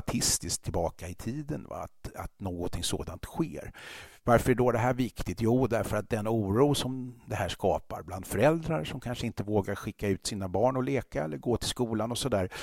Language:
Swedish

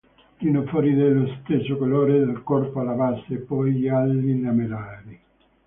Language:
Italian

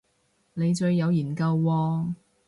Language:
Cantonese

